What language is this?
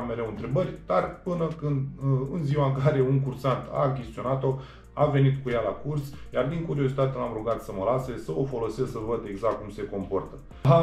Romanian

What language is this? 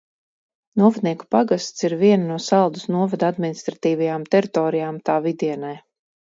Latvian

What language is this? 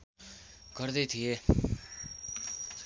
Nepali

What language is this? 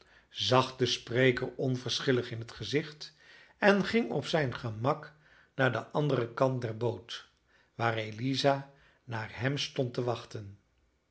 Dutch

